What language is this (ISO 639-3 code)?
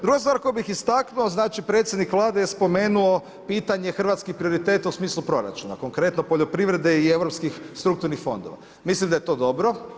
hrv